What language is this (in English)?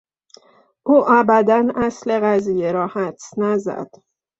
Persian